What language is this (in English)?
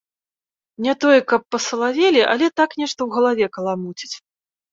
Belarusian